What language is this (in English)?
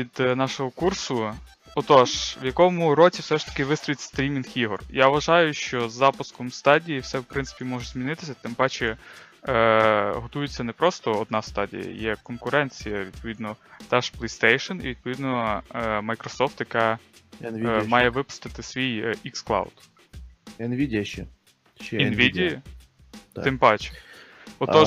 Ukrainian